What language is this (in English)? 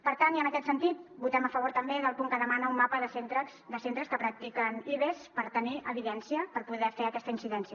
Catalan